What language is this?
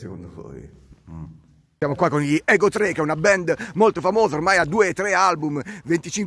Italian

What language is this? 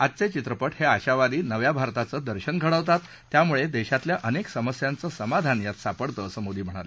Marathi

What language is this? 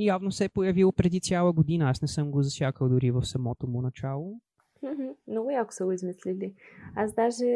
Bulgarian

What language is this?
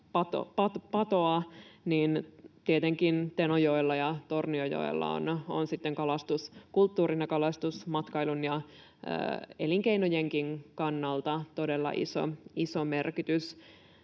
Finnish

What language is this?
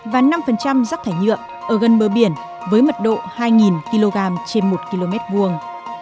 Vietnamese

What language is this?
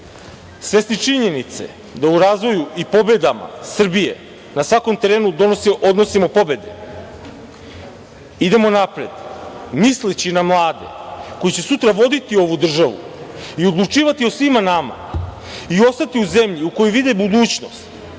Serbian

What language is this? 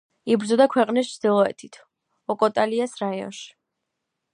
Georgian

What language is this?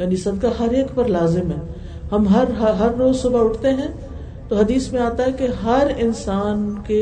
Urdu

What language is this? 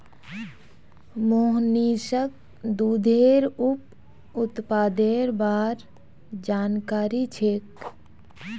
Magahi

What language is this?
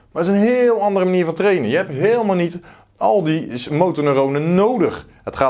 Dutch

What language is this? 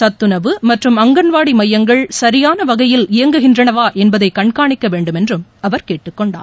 Tamil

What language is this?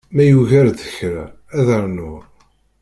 Kabyle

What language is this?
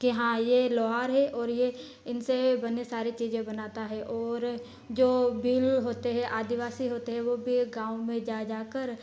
Hindi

